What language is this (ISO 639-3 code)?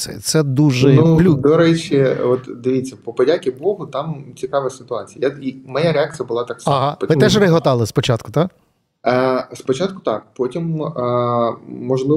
ukr